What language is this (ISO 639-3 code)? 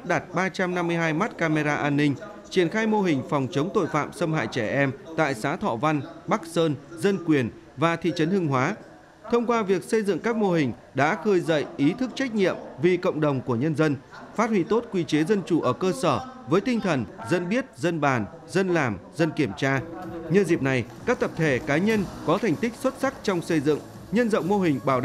vie